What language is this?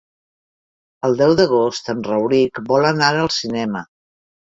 Catalan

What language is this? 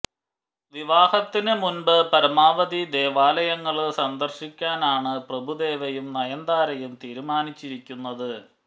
Malayalam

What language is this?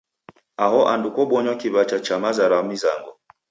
Taita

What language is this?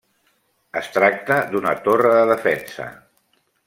Catalan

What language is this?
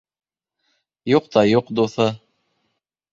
Bashkir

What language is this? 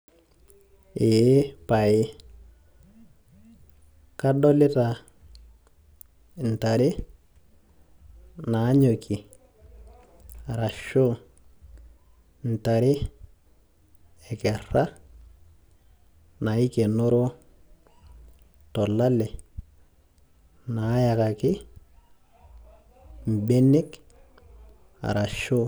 Masai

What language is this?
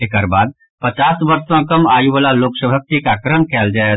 Maithili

